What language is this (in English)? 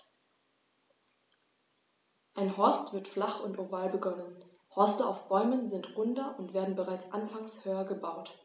German